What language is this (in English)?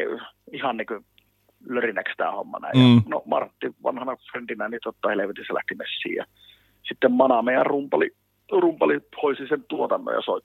Finnish